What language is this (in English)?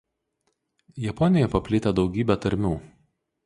Lithuanian